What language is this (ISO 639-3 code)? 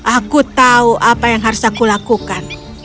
ind